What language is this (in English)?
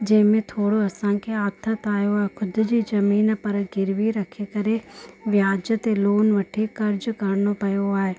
Sindhi